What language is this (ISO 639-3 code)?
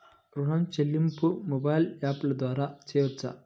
tel